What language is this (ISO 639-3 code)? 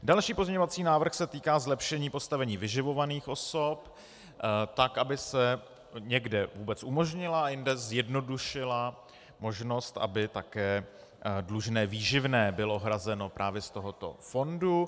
ces